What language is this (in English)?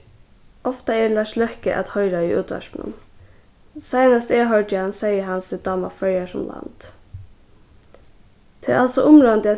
Faroese